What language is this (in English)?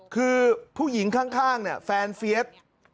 Thai